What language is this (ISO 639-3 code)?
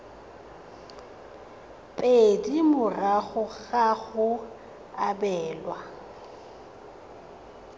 tsn